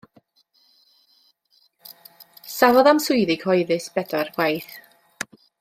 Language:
Welsh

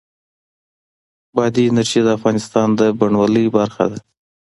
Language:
Pashto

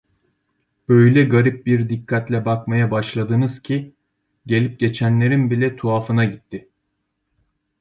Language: Turkish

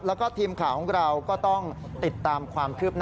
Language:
Thai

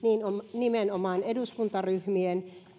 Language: Finnish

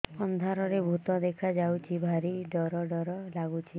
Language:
Odia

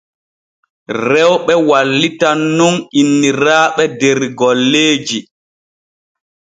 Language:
Borgu Fulfulde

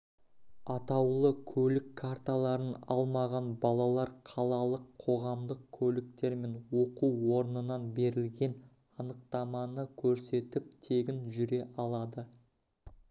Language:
Kazakh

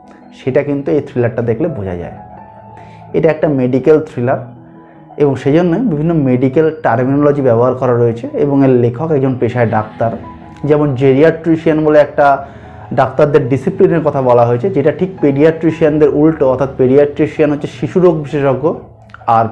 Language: Bangla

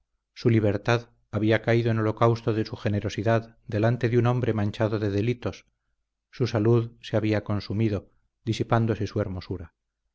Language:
Spanish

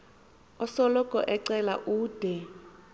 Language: Xhosa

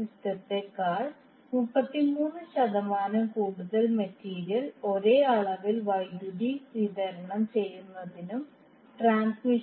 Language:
Malayalam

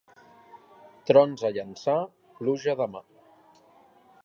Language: Catalan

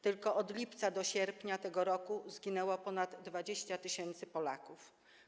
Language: Polish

